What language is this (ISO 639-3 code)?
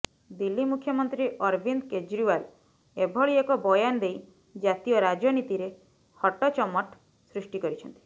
ori